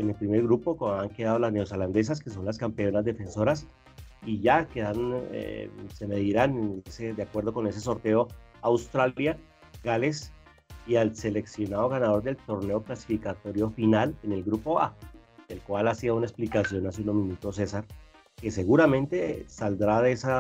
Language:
Spanish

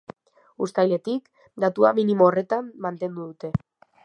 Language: Basque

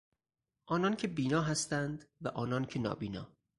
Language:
Persian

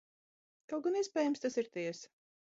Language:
Latvian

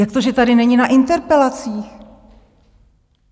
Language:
Czech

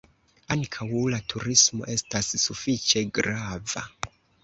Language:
Esperanto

